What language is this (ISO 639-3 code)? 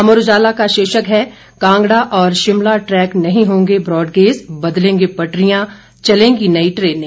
hin